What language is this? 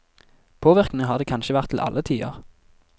Norwegian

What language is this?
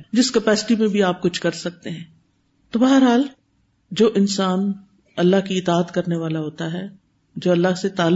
Urdu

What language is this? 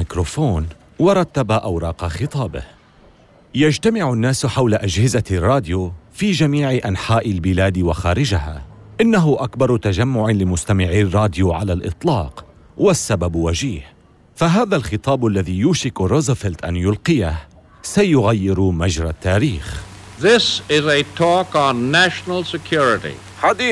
Arabic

